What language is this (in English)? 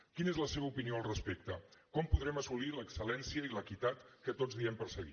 Catalan